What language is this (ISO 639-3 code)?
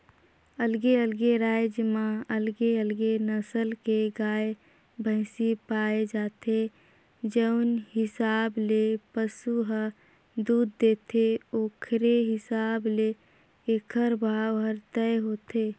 hne